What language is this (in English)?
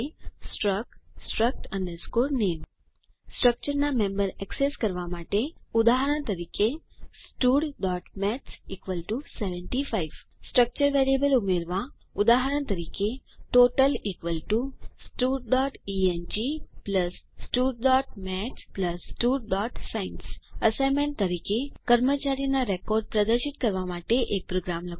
Gujarati